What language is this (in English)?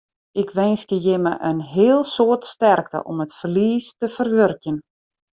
Western Frisian